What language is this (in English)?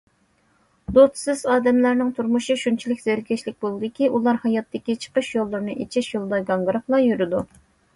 Uyghur